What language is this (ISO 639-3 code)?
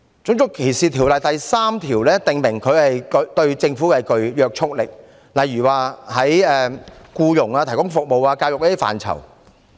yue